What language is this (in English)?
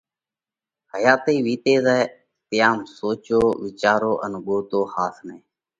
Parkari Koli